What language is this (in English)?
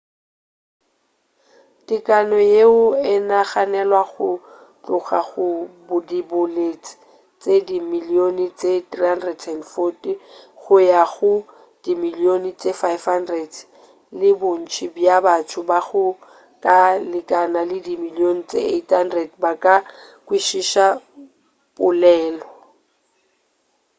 Northern Sotho